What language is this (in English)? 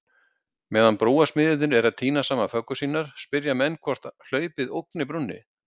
Icelandic